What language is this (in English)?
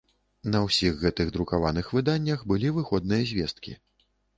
Belarusian